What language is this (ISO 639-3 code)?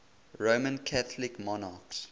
eng